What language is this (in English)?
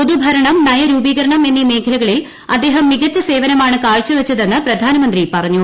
Malayalam